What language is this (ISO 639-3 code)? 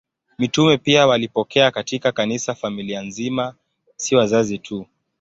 swa